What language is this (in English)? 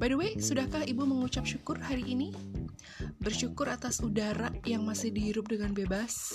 Indonesian